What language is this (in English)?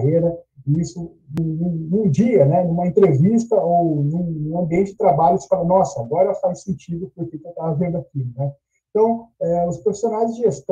Portuguese